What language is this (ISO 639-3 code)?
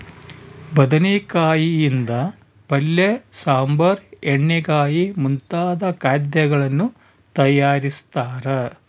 kan